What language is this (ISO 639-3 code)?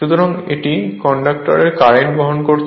ben